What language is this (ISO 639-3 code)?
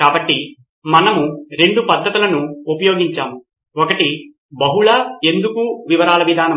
tel